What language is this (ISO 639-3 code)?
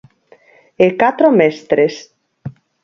glg